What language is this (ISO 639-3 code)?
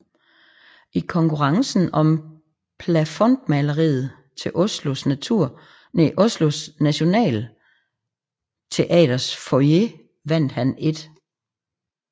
dan